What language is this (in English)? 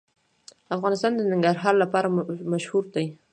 Pashto